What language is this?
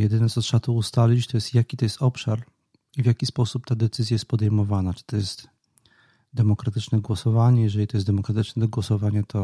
Polish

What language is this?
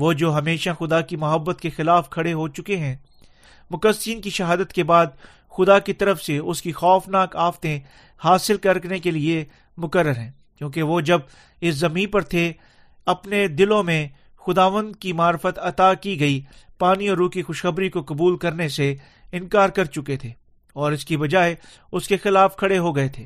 Urdu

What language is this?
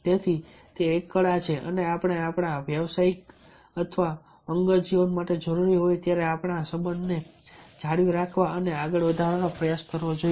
Gujarati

